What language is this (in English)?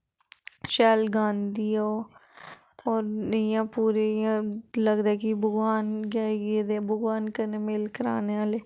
Dogri